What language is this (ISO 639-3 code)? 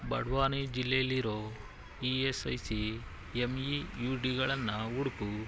kan